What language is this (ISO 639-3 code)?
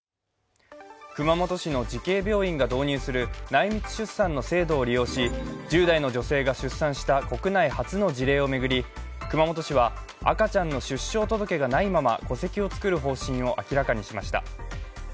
jpn